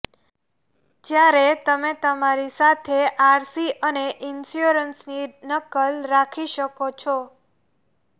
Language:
Gujarati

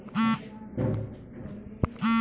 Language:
Bhojpuri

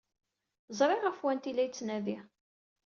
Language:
Kabyle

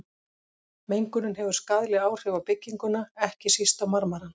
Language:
Icelandic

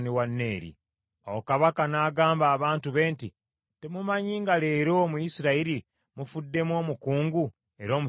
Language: Ganda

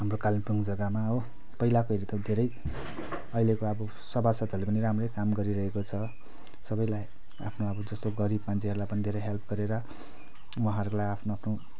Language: Nepali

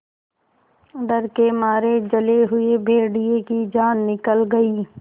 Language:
Hindi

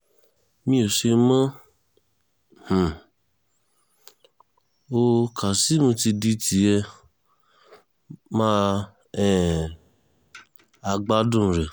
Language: Yoruba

